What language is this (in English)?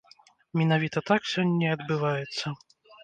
Belarusian